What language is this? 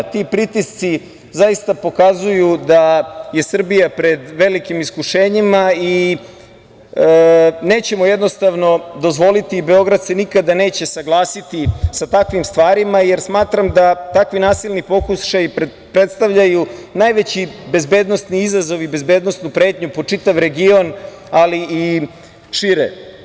Serbian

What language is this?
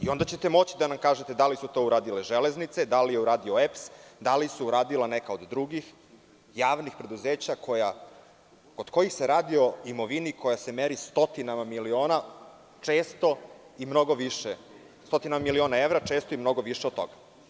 Serbian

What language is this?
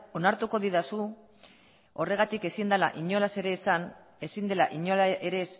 Basque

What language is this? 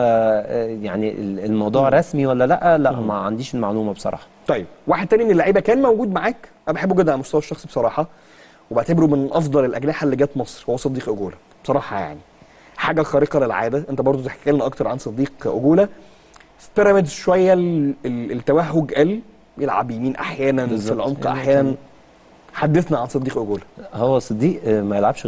Arabic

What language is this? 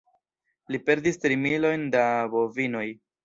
Esperanto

